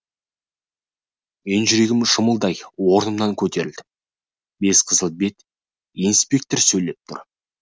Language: Kazakh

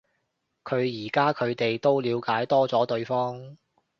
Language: Cantonese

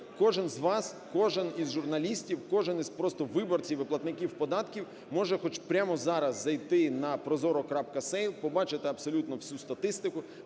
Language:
Ukrainian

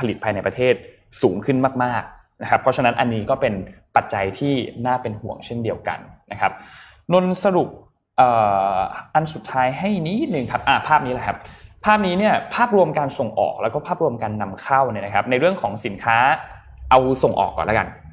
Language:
Thai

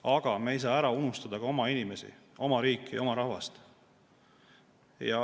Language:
Estonian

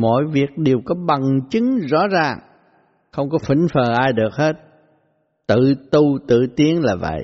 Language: Vietnamese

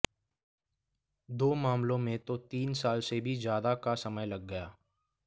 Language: Hindi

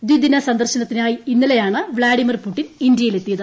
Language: Malayalam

